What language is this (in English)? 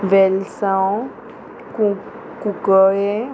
Konkani